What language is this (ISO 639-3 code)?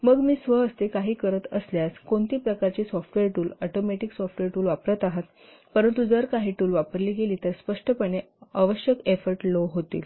mar